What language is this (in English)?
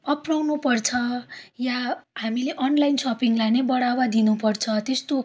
Nepali